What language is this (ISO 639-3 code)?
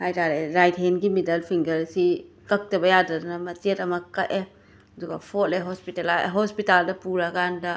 mni